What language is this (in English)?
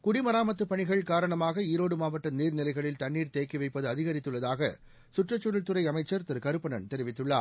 Tamil